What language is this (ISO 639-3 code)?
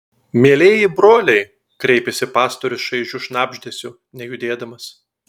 lit